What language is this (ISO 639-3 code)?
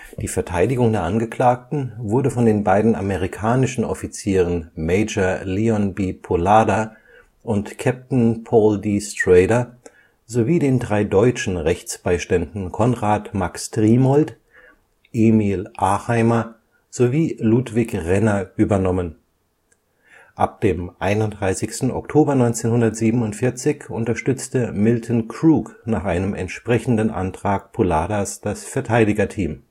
deu